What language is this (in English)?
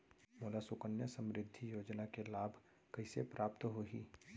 Chhattisgarhi